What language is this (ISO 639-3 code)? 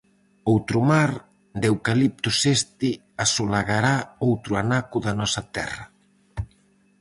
glg